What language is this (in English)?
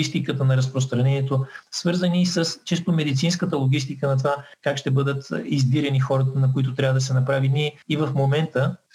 Bulgarian